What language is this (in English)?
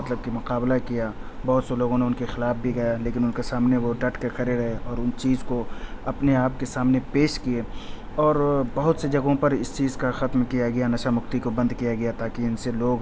Urdu